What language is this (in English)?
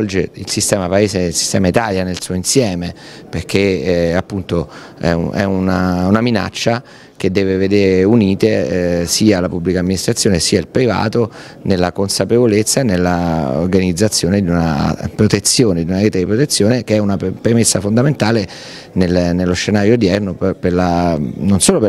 Italian